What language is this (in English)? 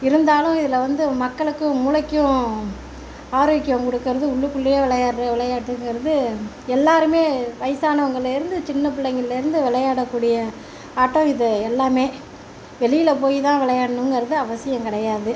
Tamil